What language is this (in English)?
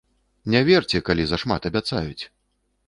Belarusian